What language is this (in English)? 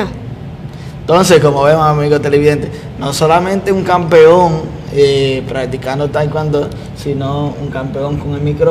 Spanish